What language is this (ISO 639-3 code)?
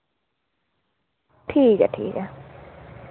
doi